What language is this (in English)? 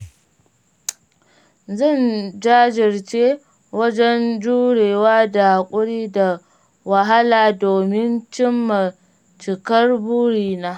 Hausa